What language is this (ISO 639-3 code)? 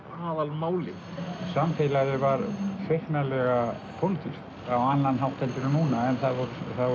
isl